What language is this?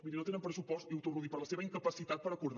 Catalan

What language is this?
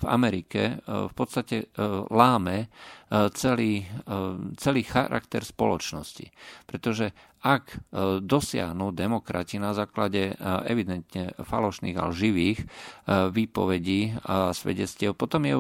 Slovak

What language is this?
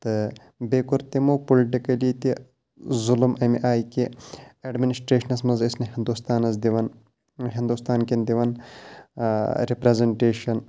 Kashmiri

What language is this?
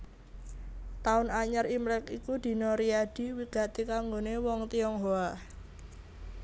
Javanese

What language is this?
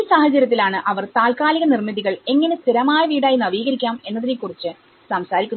Malayalam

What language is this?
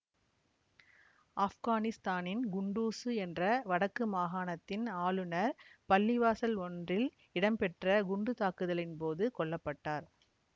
Tamil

